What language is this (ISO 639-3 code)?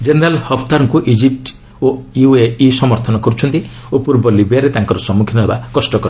ori